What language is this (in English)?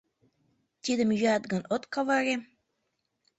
Mari